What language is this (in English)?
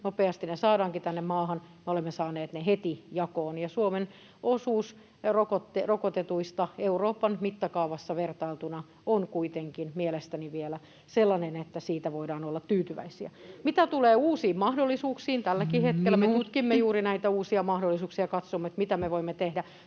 Finnish